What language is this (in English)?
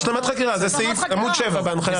Hebrew